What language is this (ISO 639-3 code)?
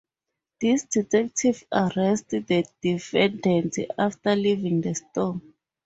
eng